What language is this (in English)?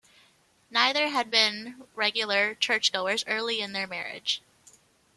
English